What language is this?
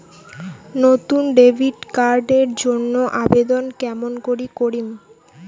Bangla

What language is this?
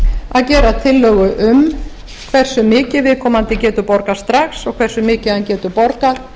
Icelandic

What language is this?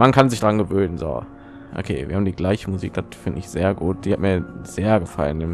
German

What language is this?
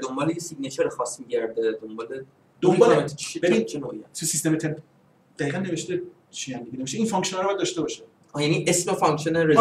Persian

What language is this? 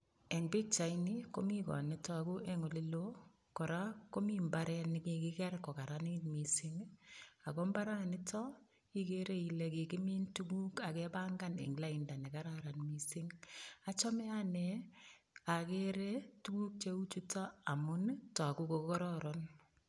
Kalenjin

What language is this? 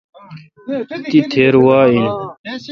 Kalkoti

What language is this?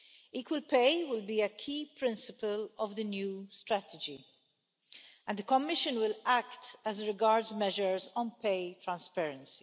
English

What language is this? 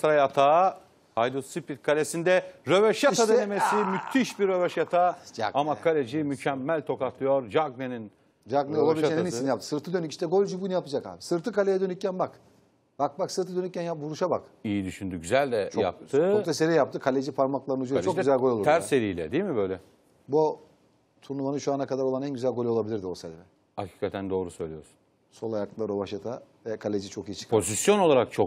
Turkish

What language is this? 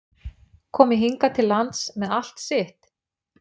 Icelandic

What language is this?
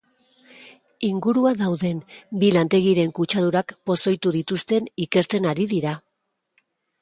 Basque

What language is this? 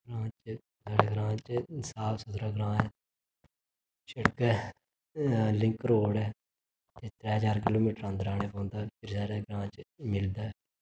Dogri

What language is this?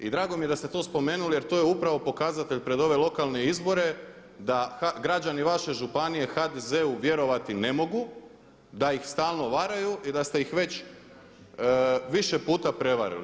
Croatian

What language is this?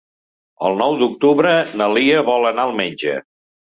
Catalan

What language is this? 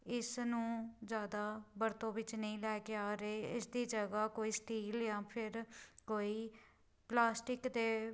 Punjabi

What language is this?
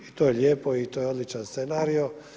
Croatian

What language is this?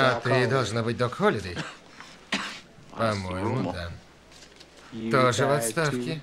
Russian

